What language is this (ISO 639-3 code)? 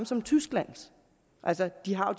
dan